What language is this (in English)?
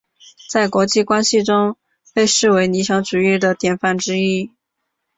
Chinese